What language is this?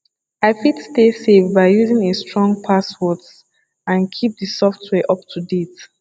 Nigerian Pidgin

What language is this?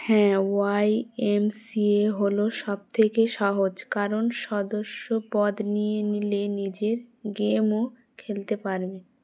Bangla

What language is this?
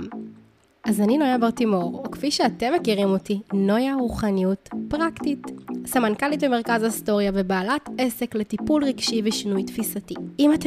Hebrew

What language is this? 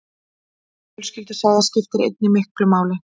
Icelandic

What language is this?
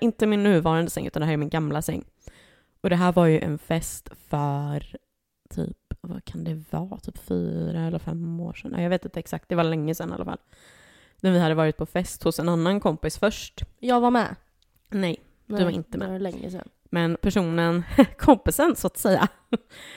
Swedish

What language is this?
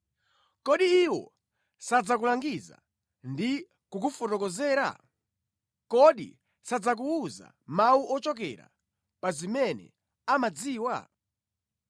Nyanja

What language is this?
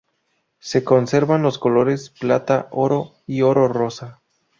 Spanish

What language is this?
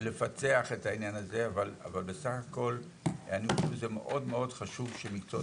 Hebrew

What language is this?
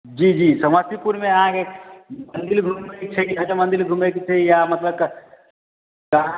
Maithili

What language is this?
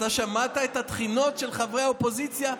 Hebrew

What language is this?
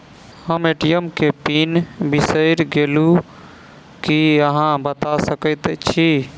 Maithili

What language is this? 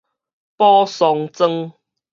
Min Nan Chinese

